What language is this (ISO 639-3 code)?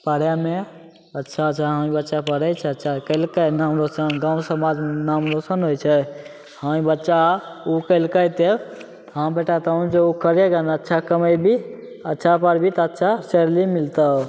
mai